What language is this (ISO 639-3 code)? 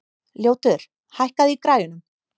isl